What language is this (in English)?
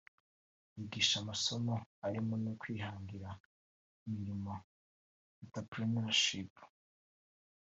Kinyarwanda